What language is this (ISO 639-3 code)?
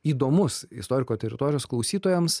lit